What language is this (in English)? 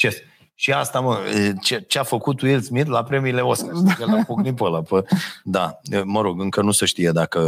Romanian